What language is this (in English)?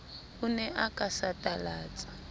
Southern Sotho